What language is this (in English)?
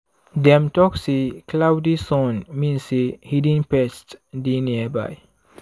Nigerian Pidgin